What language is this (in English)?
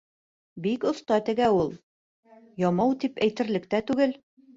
Bashkir